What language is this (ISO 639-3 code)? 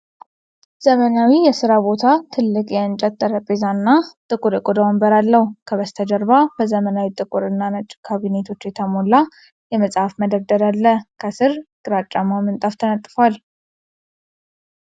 amh